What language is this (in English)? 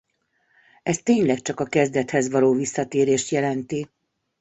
Hungarian